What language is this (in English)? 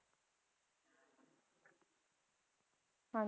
Punjabi